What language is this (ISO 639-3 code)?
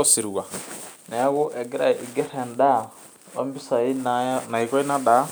mas